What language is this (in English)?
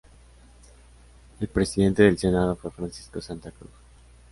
Spanish